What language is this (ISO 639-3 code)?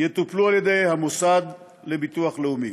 heb